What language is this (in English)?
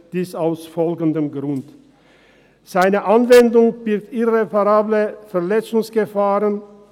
Swiss German